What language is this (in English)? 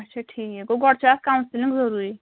Kashmiri